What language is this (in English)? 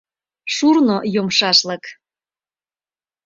Mari